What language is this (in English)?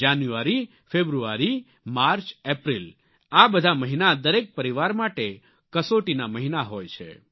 Gujarati